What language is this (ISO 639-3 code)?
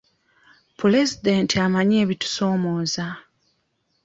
lug